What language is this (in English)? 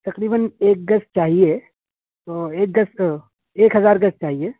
Urdu